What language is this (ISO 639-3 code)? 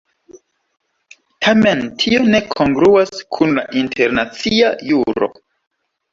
epo